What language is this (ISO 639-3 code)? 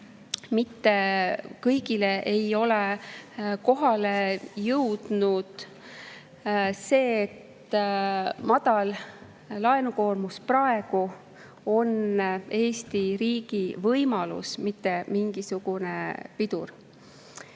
est